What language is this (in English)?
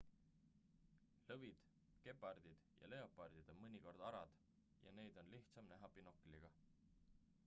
Estonian